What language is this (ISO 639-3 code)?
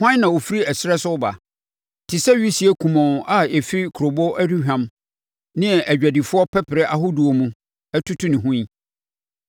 aka